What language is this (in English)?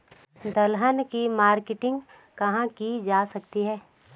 Hindi